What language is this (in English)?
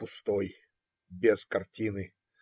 Russian